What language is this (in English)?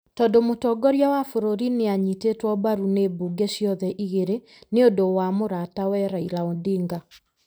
Kikuyu